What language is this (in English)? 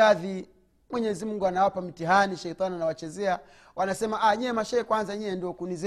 Swahili